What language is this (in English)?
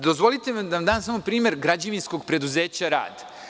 Serbian